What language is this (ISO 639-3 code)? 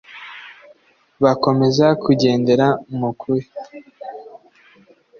kin